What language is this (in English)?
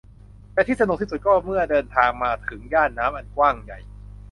Thai